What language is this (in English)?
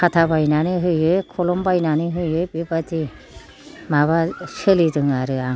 Bodo